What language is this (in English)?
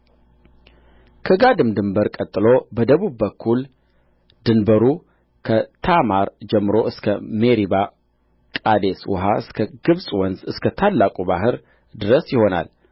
Amharic